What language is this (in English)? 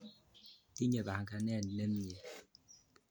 Kalenjin